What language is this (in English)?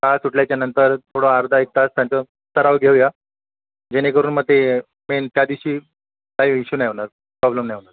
Marathi